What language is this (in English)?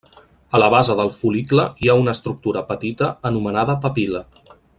Catalan